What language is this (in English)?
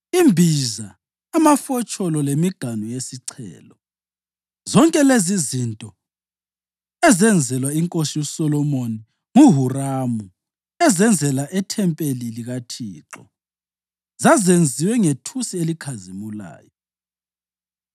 North Ndebele